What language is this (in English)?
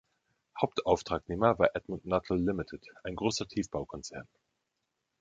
German